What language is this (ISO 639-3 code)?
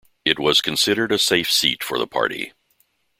eng